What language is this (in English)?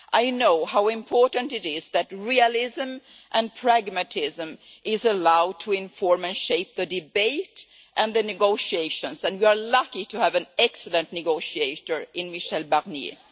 English